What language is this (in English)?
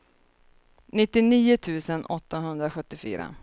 Swedish